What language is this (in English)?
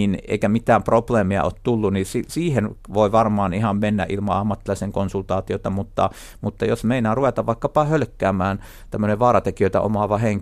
Finnish